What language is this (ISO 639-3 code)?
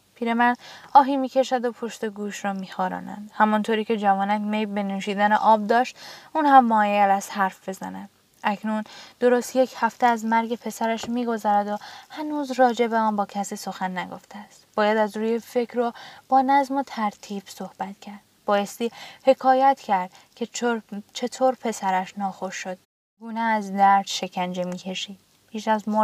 fas